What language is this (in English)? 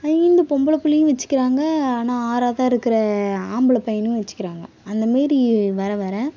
Tamil